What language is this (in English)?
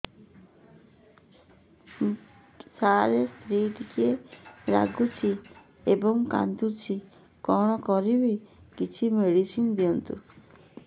Odia